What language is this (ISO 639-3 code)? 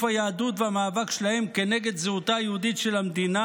heb